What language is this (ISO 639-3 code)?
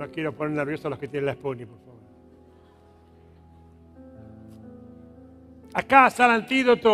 spa